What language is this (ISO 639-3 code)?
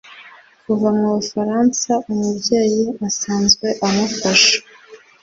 kin